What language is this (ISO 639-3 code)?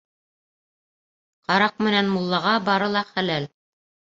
bak